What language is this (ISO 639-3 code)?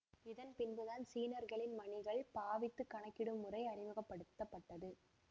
tam